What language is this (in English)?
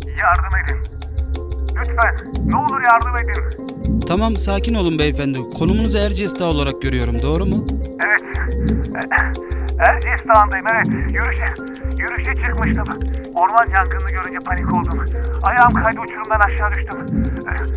Turkish